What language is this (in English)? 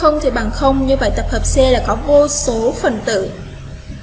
Vietnamese